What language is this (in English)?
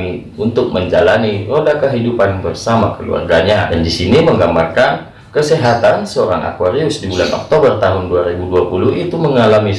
Indonesian